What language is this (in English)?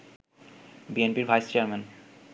Bangla